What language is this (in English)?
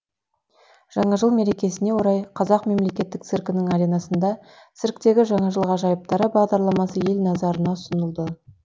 Kazakh